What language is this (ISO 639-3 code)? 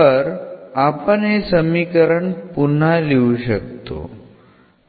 mar